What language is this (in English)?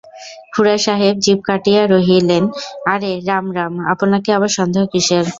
Bangla